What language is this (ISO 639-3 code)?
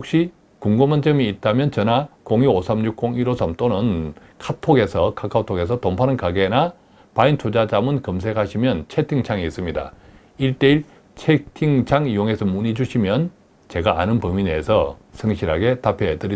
kor